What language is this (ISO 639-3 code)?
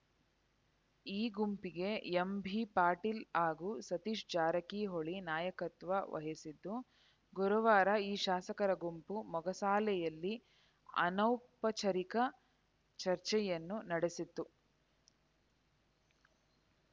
kan